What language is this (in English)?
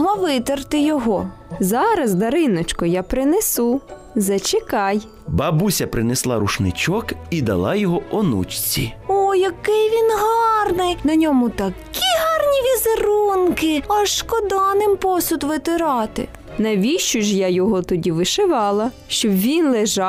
Ukrainian